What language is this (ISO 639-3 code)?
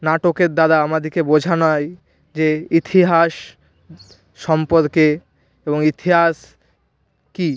ben